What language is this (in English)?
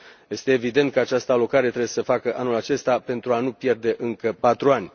Romanian